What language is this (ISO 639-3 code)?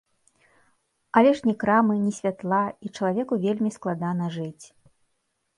bel